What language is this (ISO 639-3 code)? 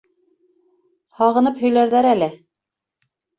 bak